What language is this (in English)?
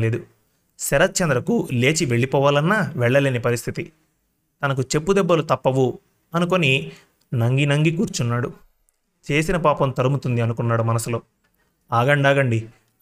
Telugu